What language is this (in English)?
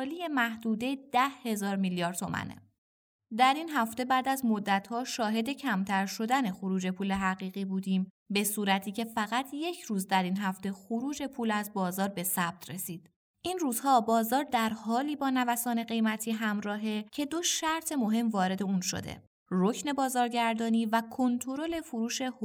Persian